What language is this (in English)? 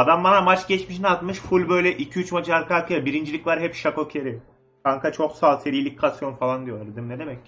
Turkish